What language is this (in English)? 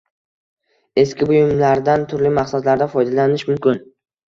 Uzbek